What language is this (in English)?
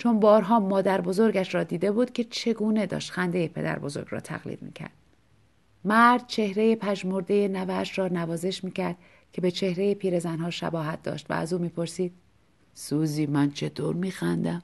Persian